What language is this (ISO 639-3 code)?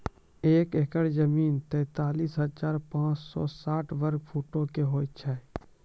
mai